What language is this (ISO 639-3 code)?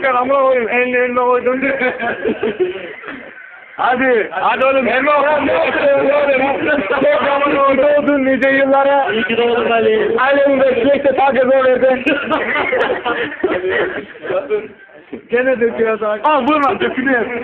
tur